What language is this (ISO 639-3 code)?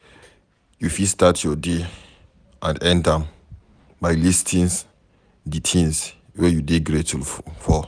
pcm